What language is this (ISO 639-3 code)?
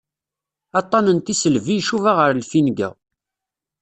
kab